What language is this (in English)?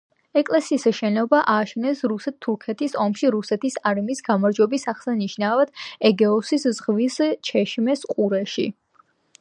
Georgian